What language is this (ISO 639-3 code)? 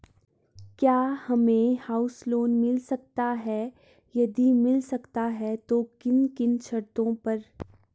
hin